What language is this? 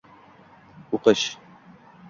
Uzbek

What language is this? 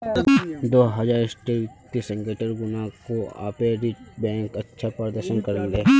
Magahi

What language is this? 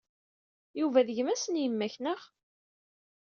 Kabyle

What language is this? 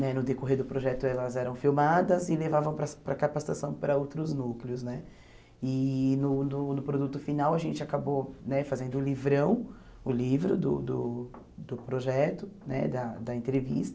Portuguese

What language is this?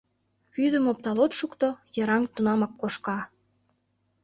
Mari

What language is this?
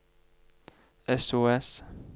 Norwegian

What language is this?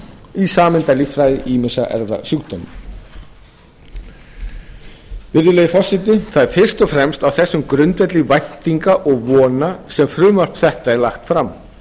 Icelandic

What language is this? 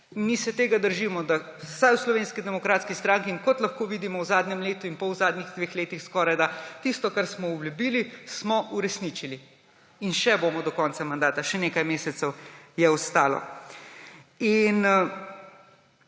Slovenian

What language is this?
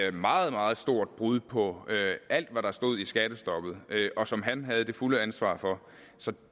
Danish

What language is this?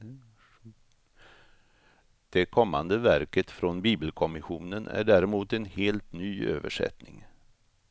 Swedish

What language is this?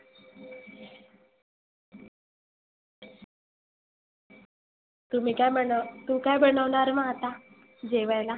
Marathi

